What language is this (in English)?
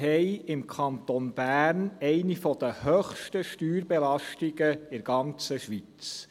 Swiss German